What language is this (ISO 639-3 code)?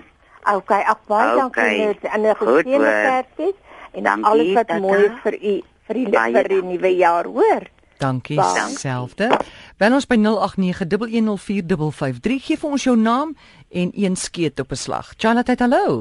nld